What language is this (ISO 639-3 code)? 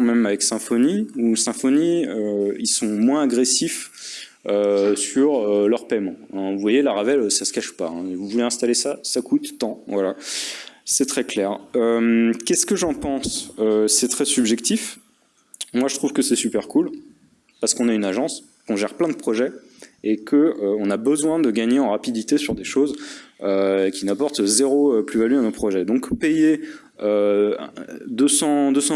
fra